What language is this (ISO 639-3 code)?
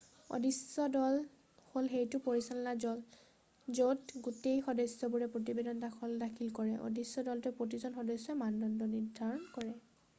asm